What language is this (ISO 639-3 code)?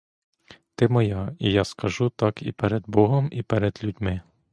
ukr